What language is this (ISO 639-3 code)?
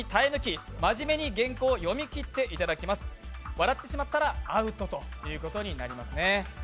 jpn